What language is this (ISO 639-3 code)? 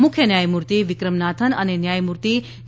guj